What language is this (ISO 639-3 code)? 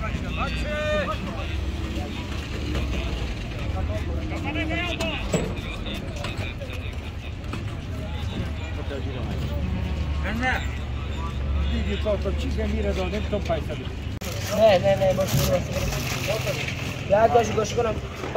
fas